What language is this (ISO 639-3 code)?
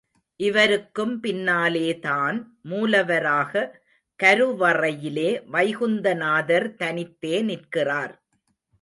tam